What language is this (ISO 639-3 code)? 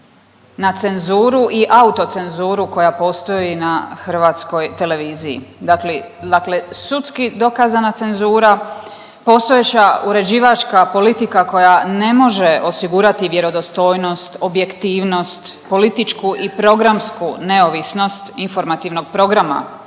hrv